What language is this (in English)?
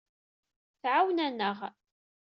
Kabyle